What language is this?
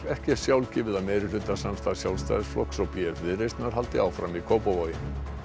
Icelandic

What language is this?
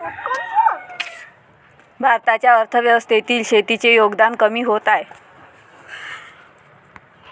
Marathi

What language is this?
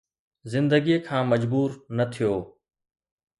Sindhi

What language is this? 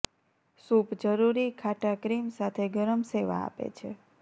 Gujarati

